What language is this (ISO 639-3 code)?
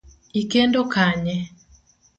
luo